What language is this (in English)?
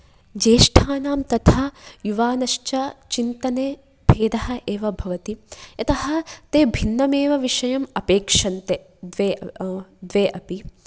Sanskrit